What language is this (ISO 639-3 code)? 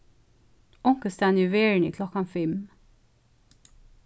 fao